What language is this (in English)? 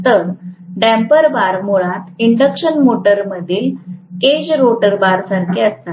Marathi